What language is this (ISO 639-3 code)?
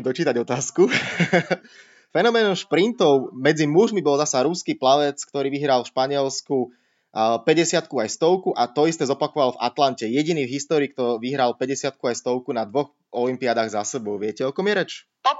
slk